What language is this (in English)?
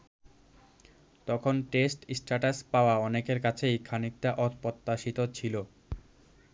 Bangla